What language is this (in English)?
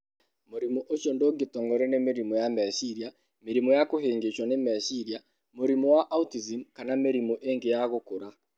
Kikuyu